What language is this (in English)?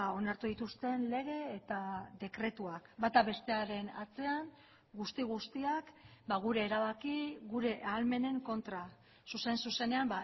Basque